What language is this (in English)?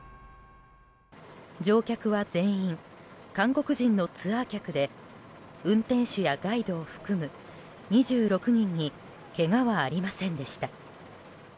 Japanese